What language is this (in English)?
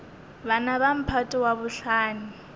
Northern Sotho